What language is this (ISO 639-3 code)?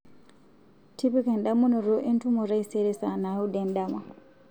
mas